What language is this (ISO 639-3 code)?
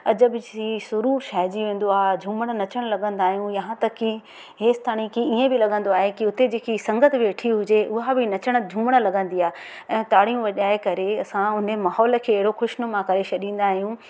snd